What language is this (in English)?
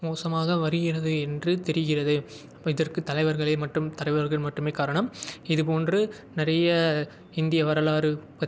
Tamil